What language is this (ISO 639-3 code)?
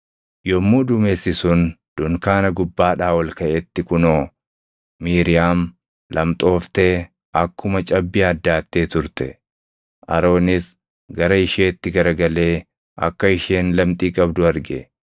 orm